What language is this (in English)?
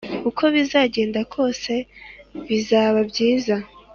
Kinyarwanda